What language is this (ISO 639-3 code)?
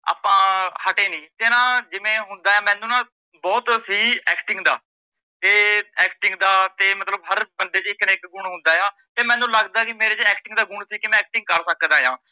pan